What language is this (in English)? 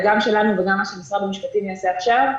Hebrew